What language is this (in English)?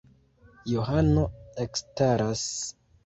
Esperanto